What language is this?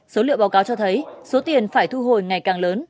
Vietnamese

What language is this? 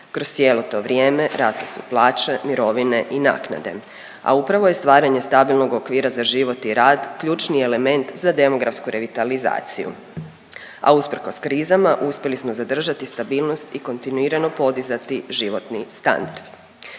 Croatian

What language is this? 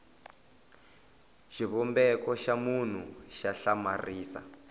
Tsonga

